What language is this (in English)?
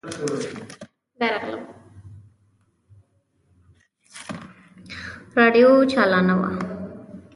Pashto